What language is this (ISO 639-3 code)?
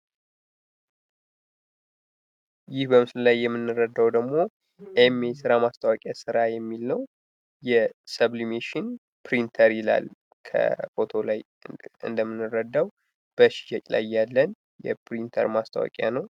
amh